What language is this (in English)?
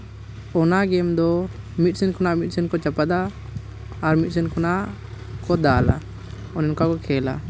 Santali